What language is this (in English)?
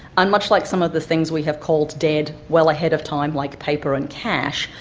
English